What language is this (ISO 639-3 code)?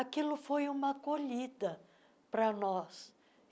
por